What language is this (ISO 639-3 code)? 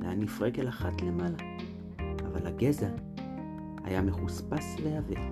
heb